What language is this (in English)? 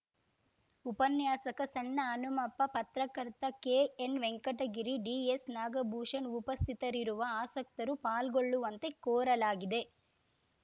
Kannada